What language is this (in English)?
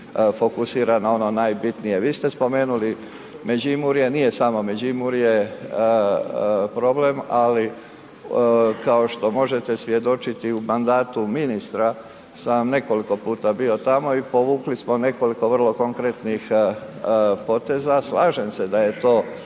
Croatian